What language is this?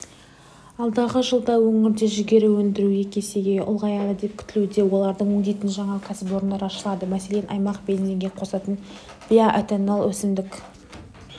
Kazakh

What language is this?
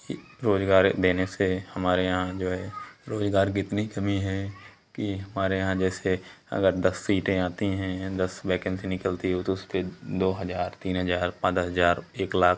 Hindi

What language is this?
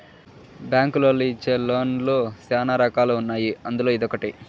Telugu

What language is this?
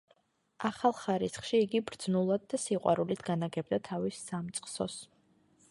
Georgian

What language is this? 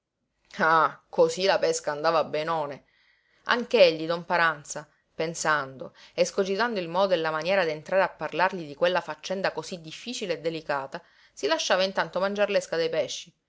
Italian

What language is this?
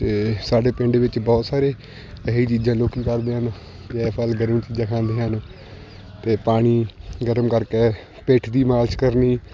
Punjabi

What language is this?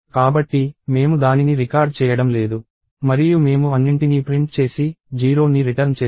Telugu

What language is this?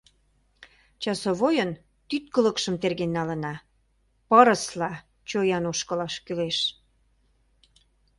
Mari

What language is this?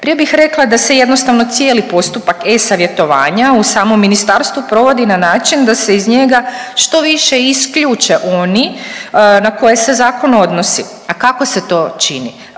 Croatian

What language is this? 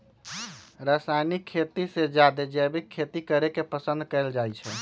Magahi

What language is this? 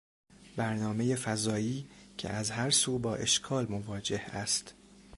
Persian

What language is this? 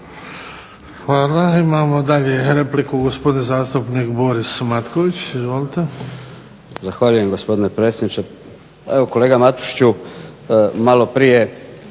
Croatian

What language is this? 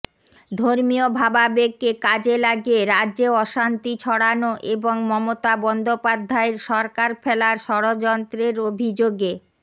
Bangla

